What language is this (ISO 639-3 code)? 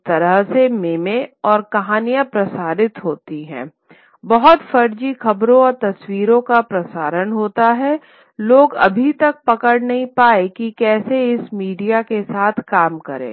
hin